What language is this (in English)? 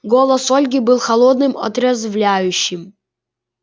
Russian